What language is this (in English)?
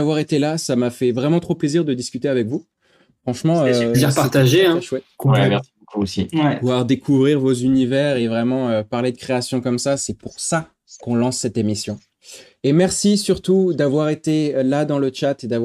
French